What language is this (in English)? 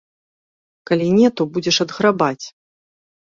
Belarusian